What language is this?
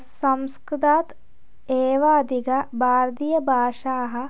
Sanskrit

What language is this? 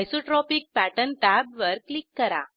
Marathi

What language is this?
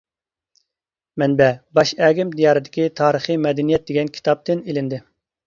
Uyghur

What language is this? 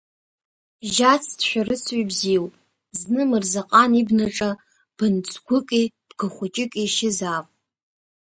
Abkhazian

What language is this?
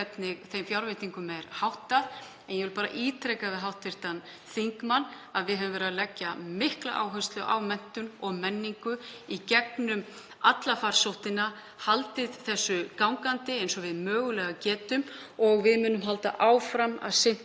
Icelandic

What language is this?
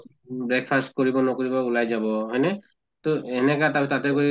Assamese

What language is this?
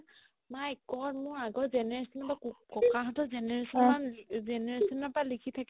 Assamese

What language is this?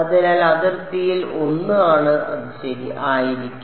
Malayalam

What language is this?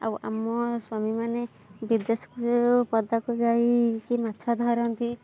Odia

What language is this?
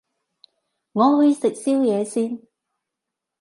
Cantonese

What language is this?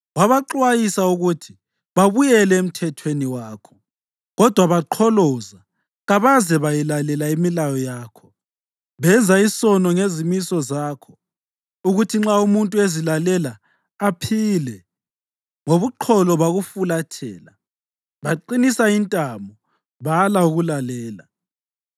North Ndebele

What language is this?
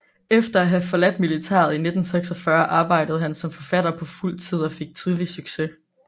Danish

